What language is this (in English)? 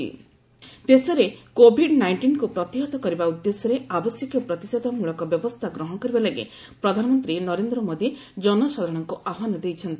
Odia